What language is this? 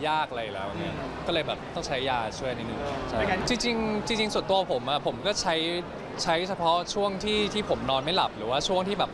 Thai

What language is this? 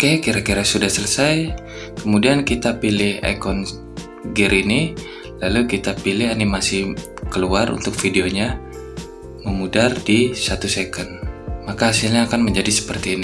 Indonesian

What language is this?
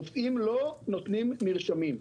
Hebrew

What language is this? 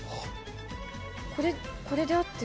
Japanese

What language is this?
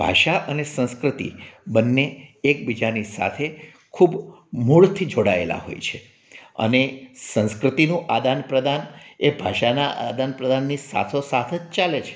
Gujarati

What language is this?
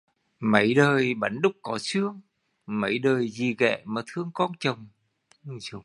Vietnamese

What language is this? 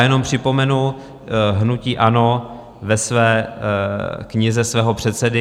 Czech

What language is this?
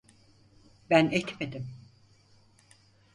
Turkish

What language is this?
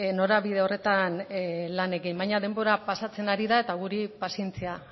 Basque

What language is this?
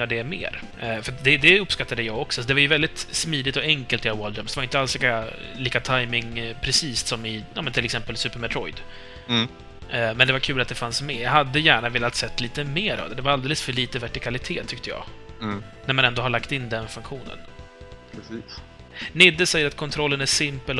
Swedish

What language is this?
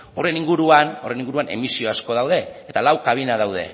Basque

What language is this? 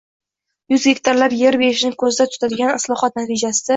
Uzbek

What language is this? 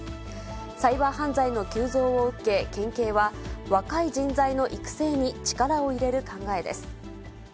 Japanese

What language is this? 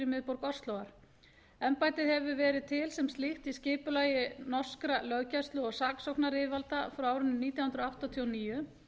Icelandic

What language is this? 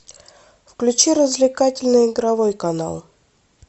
Russian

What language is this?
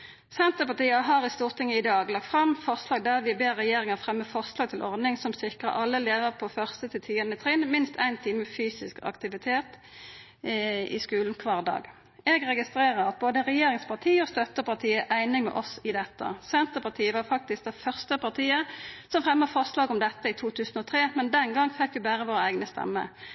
Norwegian Nynorsk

